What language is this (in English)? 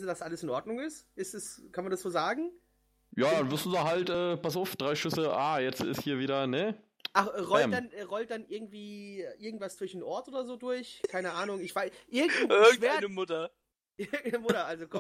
German